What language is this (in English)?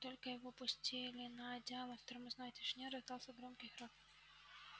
Russian